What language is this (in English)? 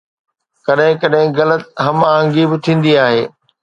Sindhi